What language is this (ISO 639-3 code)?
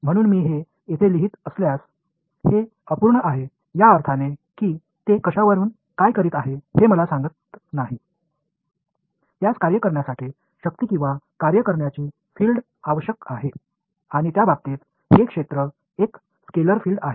mar